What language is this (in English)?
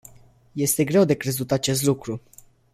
Romanian